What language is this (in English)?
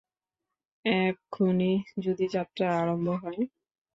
Bangla